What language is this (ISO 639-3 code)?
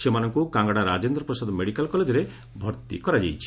ori